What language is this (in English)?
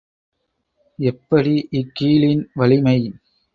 Tamil